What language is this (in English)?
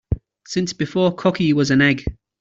English